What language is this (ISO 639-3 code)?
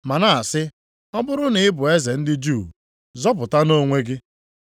ibo